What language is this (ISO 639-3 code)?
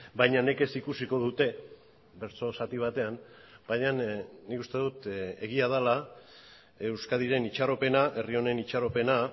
eus